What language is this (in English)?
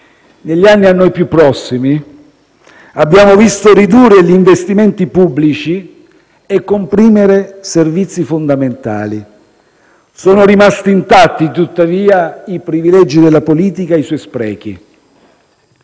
Italian